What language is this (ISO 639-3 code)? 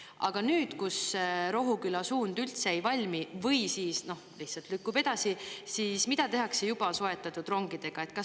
est